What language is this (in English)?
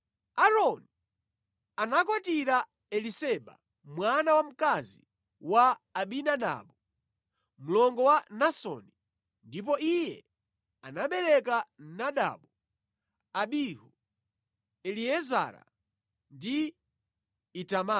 Nyanja